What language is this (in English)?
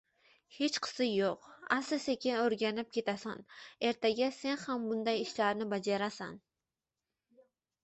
Uzbek